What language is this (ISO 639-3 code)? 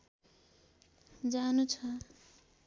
nep